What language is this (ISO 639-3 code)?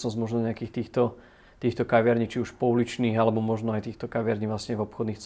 slk